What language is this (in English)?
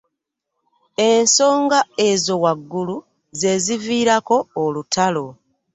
Ganda